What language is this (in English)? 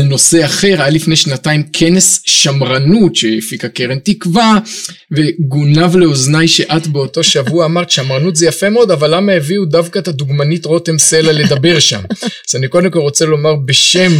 Hebrew